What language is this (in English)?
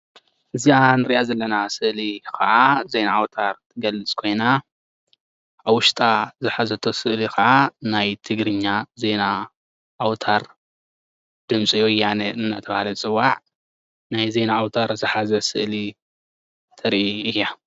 Tigrinya